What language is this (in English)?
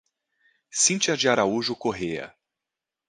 Portuguese